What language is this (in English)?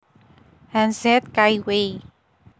Javanese